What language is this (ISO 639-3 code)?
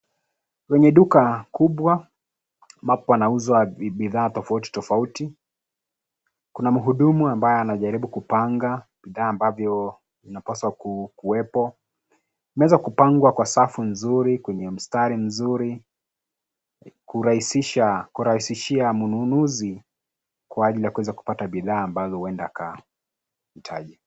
swa